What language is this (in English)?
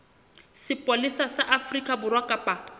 Southern Sotho